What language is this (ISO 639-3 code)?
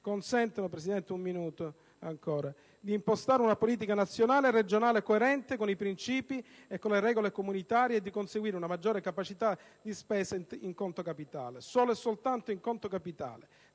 ita